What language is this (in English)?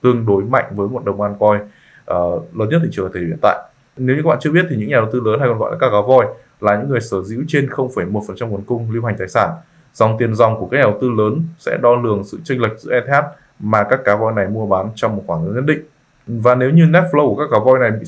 Vietnamese